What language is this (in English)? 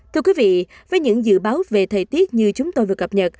Vietnamese